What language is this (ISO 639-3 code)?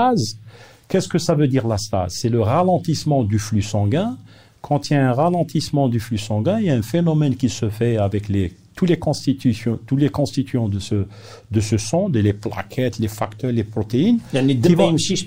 fra